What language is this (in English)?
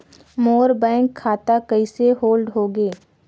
Chhattisgarhi